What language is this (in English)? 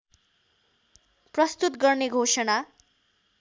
Nepali